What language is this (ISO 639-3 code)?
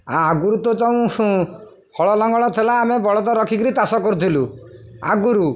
ori